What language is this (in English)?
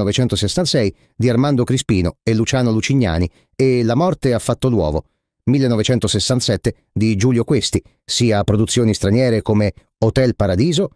Italian